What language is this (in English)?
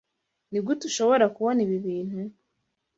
Kinyarwanda